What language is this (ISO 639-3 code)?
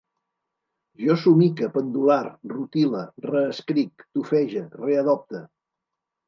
cat